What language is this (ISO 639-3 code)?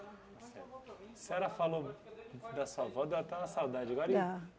por